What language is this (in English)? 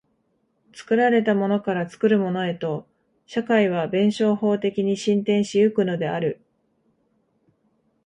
Japanese